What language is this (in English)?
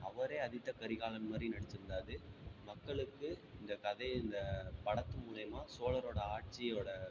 Tamil